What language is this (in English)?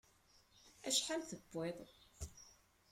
Kabyle